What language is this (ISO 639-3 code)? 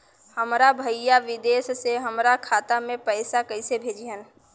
bho